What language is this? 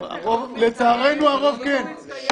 Hebrew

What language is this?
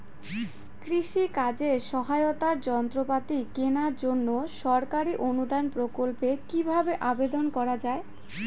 Bangla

